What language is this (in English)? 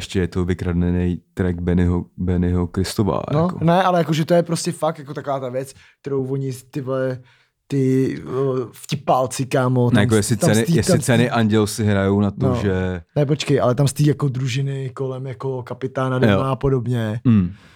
Czech